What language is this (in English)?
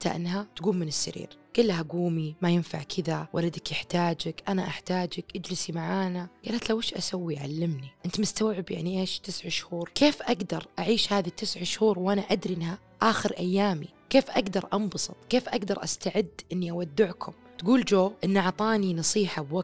Arabic